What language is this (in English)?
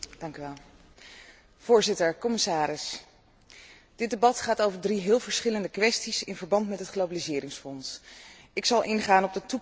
Dutch